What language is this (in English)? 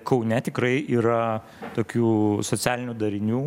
Lithuanian